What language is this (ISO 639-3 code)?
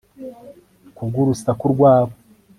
kin